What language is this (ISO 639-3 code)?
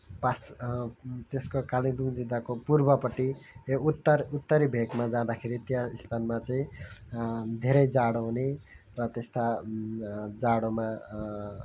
nep